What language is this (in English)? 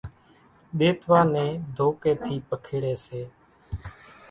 Kachi Koli